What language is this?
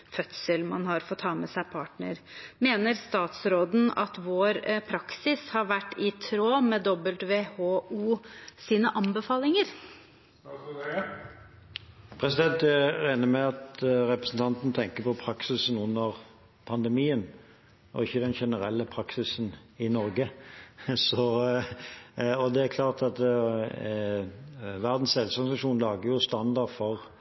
Norwegian Bokmål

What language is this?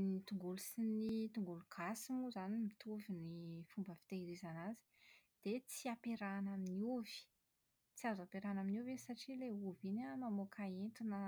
Malagasy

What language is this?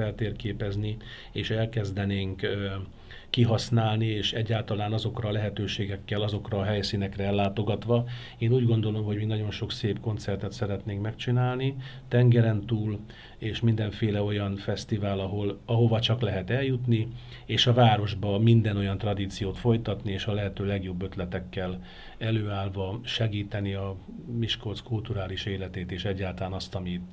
Hungarian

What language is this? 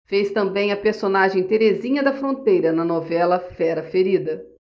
Portuguese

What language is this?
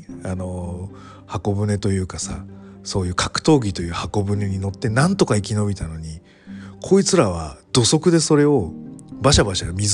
Japanese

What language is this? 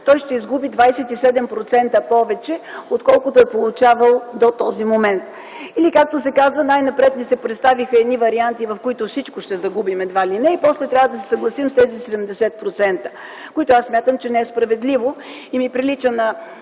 Bulgarian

